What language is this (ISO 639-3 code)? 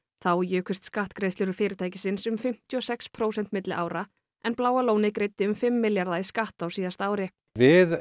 isl